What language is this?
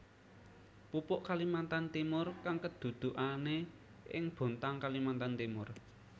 Javanese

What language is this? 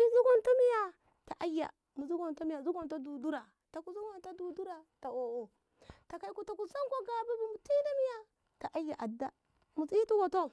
Ngamo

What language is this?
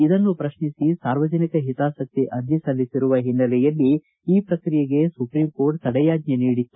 Kannada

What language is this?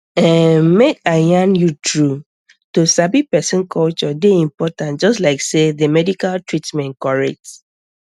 Nigerian Pidgin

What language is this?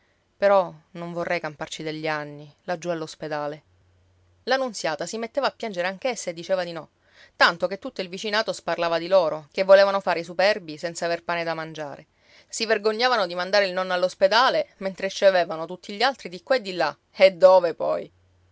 Italian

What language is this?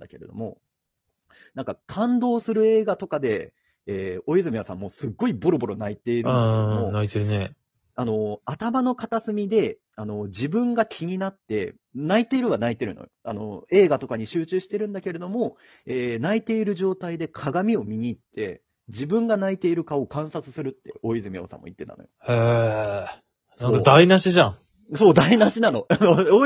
Japanese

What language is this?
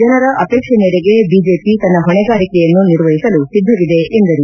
Kannada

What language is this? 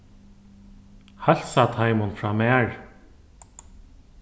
Faroese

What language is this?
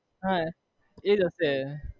Gujarati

